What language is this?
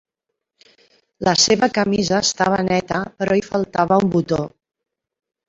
Catalan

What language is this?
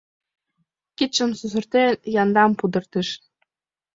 Mari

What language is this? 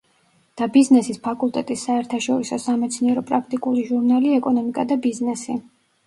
Georgian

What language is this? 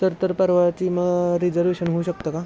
Marathi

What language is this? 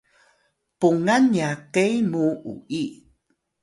Atayal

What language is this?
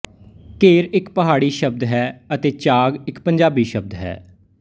Punjabi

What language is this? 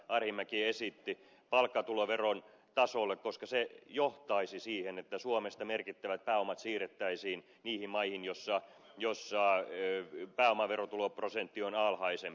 Finnish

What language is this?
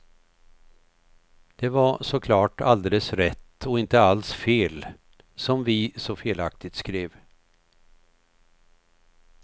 Swedish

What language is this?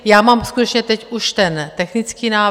Czech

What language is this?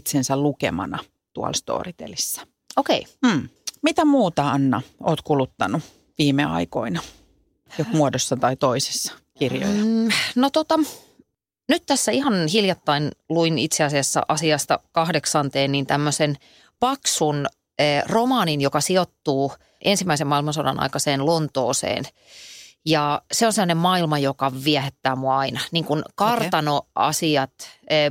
Finnish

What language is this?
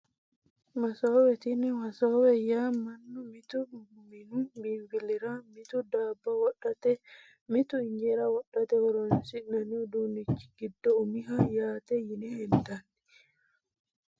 Sidamo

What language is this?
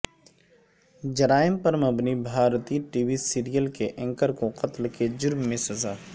Urdu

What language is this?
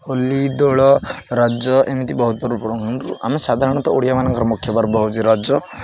Odia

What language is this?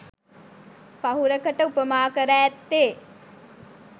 Sinhala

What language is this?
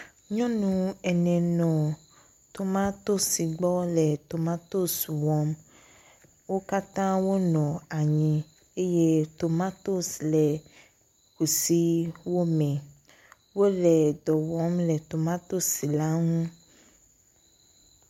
Ewe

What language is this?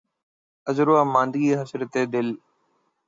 Urdu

